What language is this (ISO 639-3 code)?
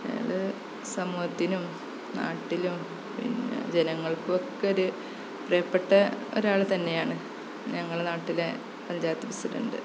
mal